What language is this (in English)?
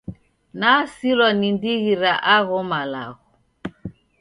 Taita